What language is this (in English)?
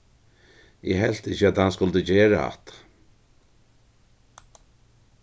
Faroese